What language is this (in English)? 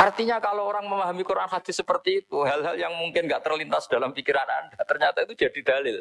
Indonesian